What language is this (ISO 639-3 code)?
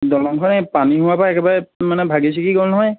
asm